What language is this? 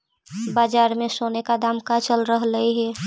Magahi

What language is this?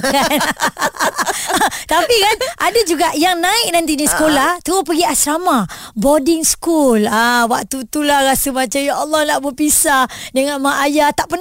Malay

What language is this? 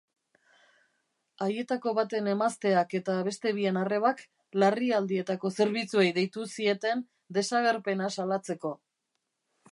Basque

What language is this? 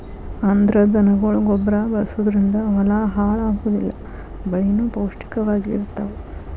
Kannada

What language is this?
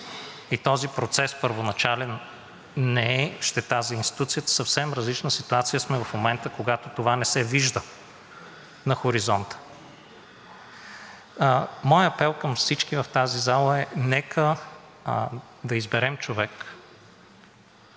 Bulgarian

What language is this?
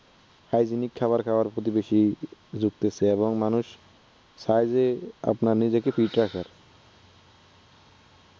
Bangla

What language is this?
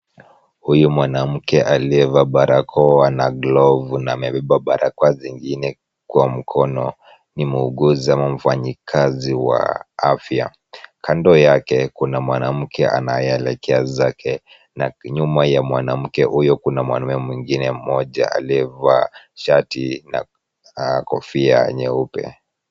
Swahili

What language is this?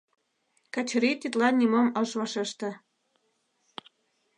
Mari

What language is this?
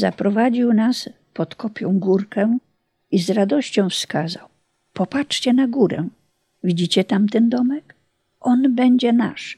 Polish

